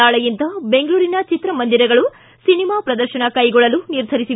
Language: Kannada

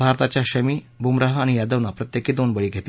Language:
Marathi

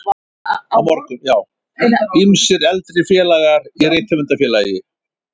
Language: Icelandic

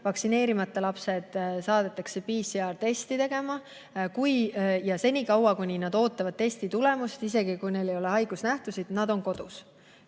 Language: Estonian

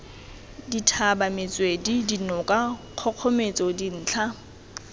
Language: Tswana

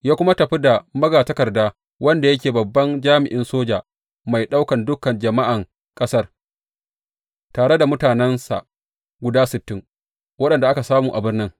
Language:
Hausa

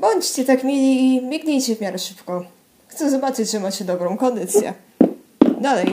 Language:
Polish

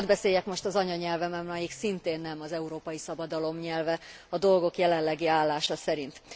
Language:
Hungarian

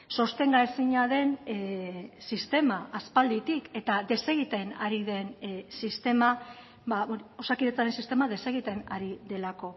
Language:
Basque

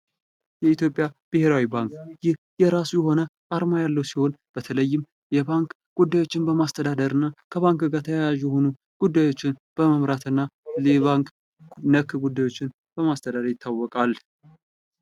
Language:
Amharic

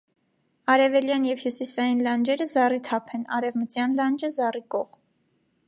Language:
Armenian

